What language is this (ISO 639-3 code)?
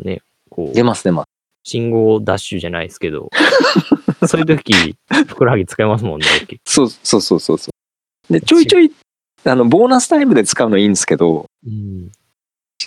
jpn